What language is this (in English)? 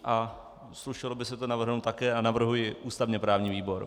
Czech